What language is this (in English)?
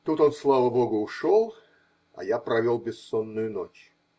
Russian